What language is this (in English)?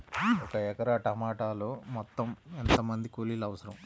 Telugu